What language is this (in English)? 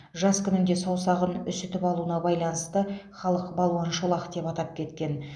Kazakh